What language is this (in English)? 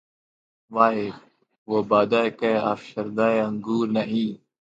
Urdu